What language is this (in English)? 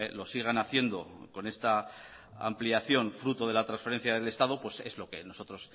Spanish